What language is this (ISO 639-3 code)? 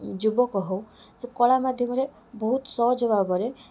ori